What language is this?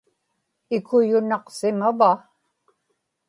Inupiaq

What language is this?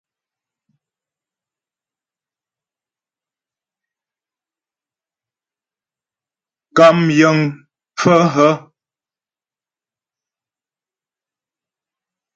Ghomala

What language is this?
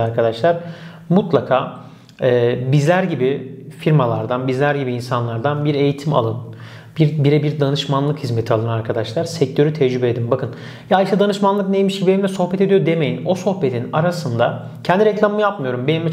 Turkish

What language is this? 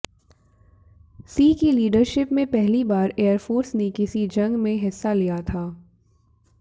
Hindi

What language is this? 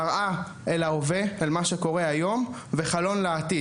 Hebrew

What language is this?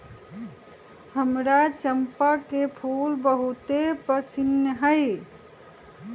Magahi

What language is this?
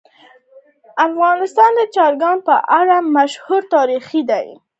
Pashto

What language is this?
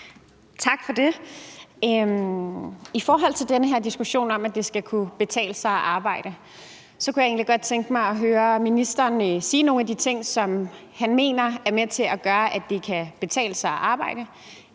Danish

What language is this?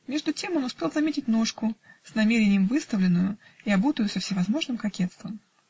Russian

